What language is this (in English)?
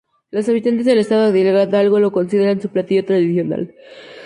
Spanish